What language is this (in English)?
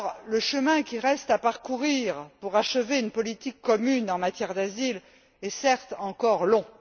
French